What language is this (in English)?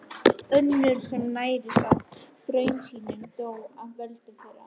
Icelandic